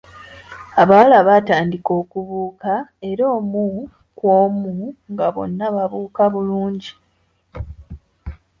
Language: Ganda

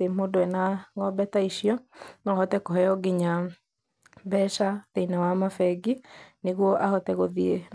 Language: Kikuyu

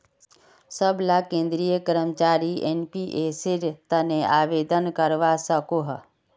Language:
Magahi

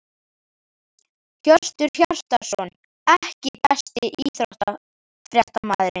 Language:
Icelandic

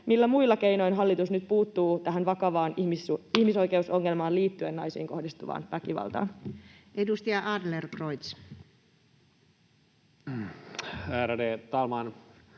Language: Finnish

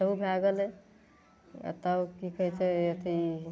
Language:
Maithili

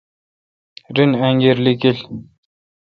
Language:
Kalkoti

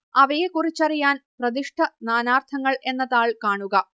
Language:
Malayalam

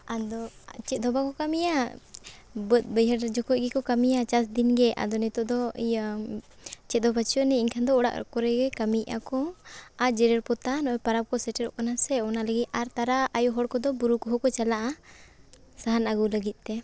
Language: Santali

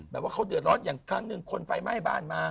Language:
Thai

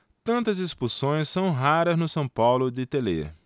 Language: Portuguese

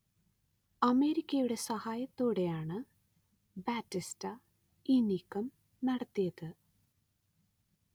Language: Malayalam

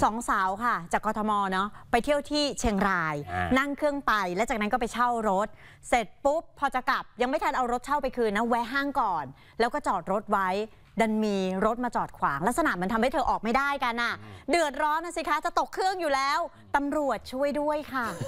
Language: Thai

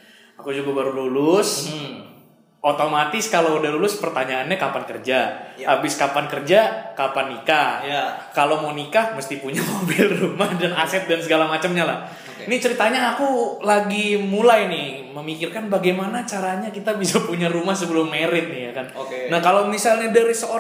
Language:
Indonesian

